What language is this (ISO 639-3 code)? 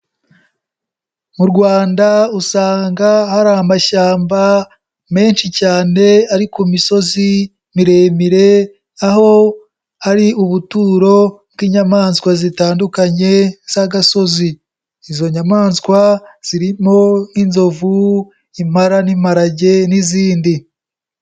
kin